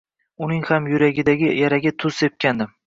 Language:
Uzbek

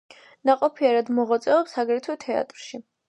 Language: Georgian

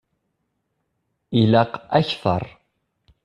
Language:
Kabyle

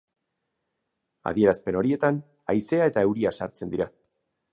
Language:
Basque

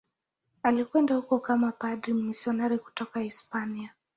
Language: Swahili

